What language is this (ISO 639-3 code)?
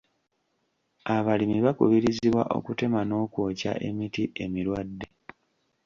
lug